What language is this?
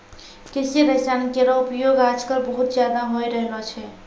Maithili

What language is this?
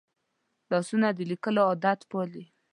Pashto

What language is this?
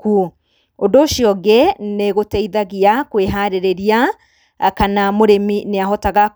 Kikuyu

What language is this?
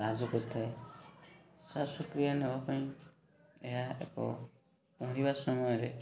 Odia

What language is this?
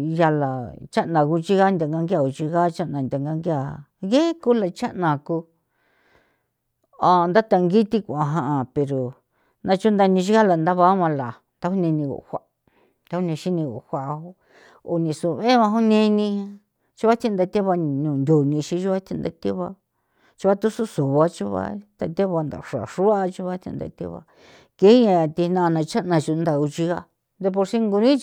San Felipe Otlaltepec Popoloca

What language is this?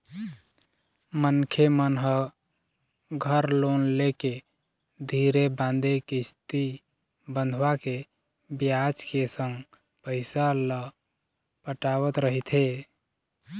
Chhattisgarhi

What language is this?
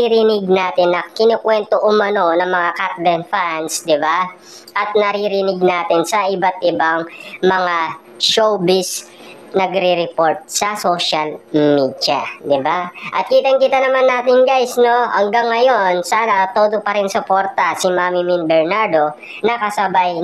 Filipino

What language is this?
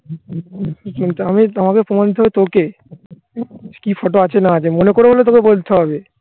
Bangla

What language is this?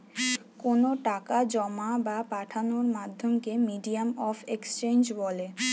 Bangla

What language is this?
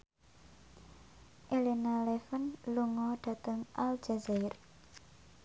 Javanese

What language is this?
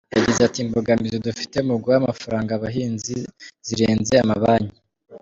Kinyarwanda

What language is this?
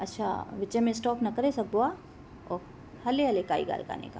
Sindhi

